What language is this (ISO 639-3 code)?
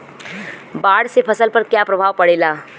bho